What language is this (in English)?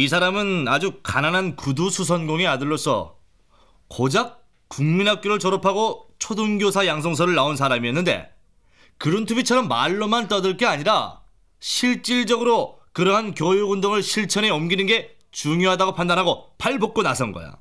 Korean